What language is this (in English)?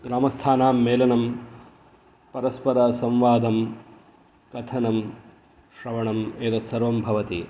Sanskrit